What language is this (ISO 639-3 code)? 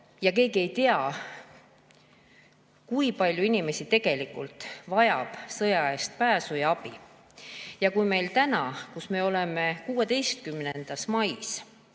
est